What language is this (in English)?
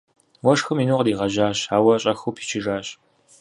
Kabardian